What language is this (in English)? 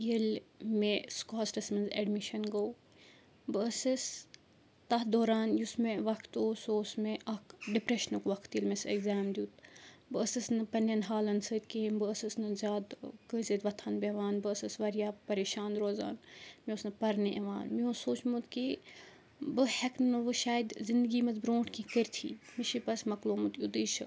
Kashmiri